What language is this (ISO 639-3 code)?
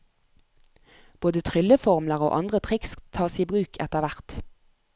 nor